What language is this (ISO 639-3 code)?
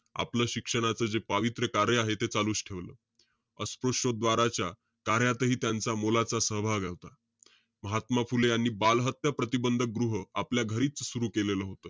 mar